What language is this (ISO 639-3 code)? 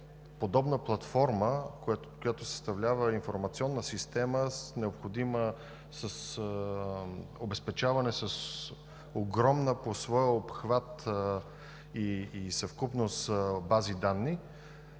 bul